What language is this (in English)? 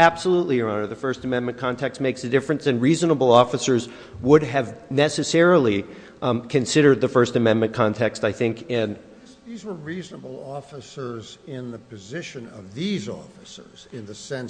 English